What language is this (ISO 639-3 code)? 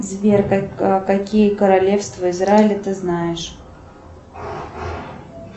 rus